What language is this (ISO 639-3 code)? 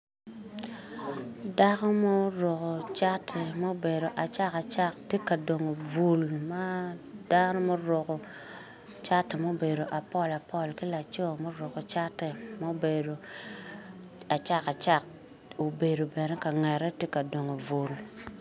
ach